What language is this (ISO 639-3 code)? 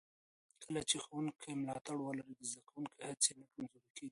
pus